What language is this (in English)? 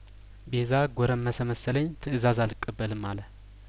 Amharic